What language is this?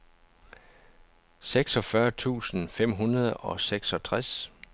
Danish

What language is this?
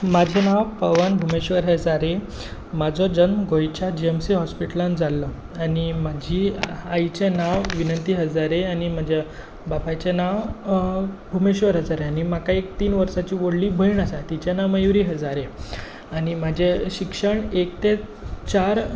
Konkani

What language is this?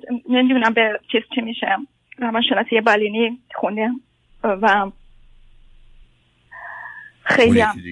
Persian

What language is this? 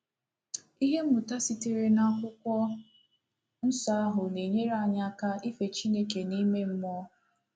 Igbo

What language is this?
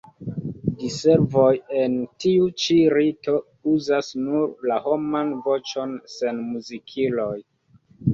Esperanto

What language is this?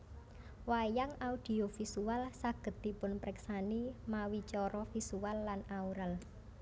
Javanese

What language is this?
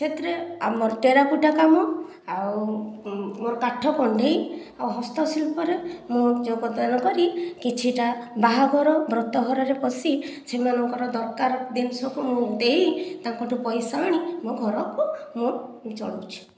Odia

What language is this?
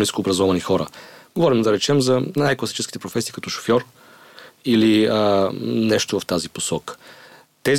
Bulgarian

